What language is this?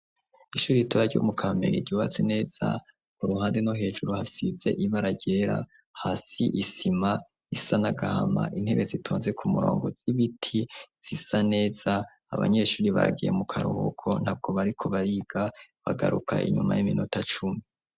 Rundi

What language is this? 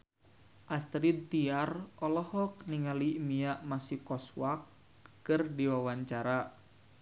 Sundanese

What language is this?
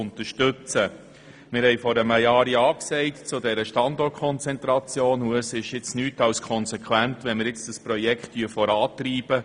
Swiss German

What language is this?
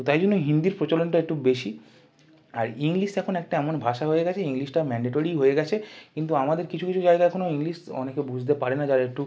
Bangla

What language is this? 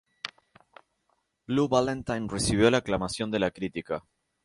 Spanish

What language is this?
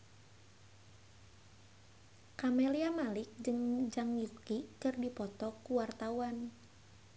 Sundanese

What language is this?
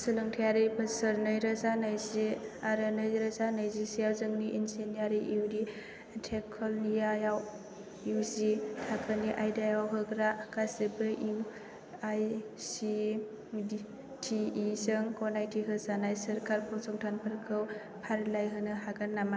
Bodo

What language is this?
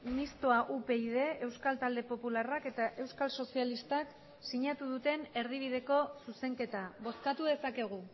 Basque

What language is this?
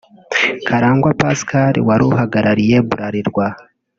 Kinyarwanda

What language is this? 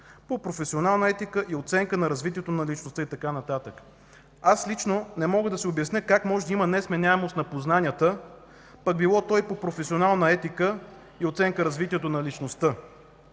Bulgarian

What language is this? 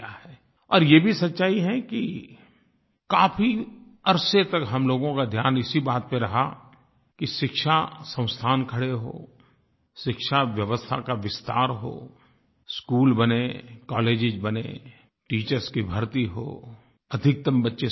Hindi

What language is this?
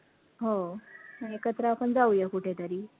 Marathi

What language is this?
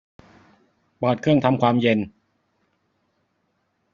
Thai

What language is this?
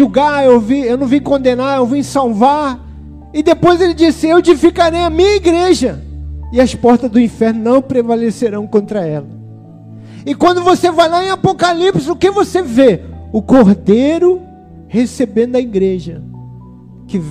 Portuguese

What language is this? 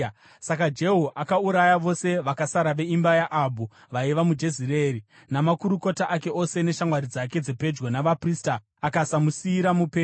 Shona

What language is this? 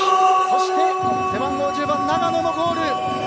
Japanese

